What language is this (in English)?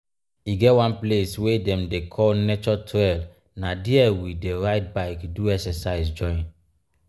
Nigerian Pidgin